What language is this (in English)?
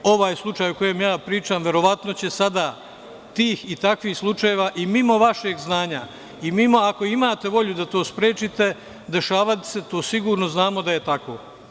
Serbian